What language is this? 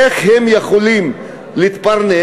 Hebrew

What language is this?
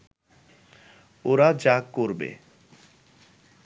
Bangla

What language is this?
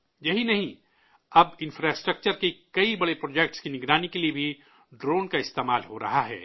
Urdu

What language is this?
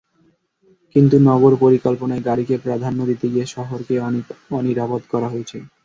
Bangla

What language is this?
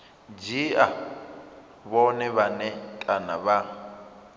Venda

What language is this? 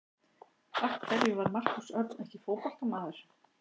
Icelandic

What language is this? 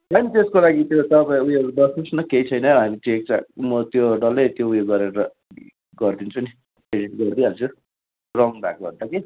Nepali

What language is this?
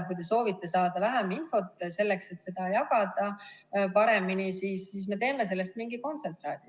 Estonian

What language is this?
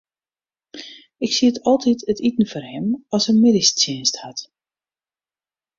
Western Frisian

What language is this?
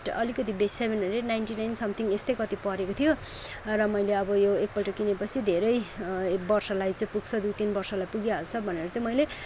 Nepali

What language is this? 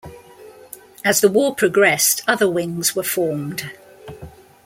English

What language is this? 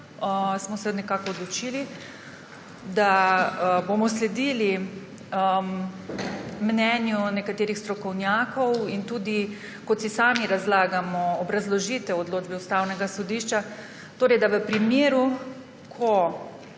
Slovenian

